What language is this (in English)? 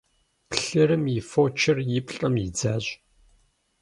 Kabardian